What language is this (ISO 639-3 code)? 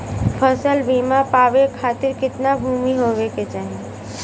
bho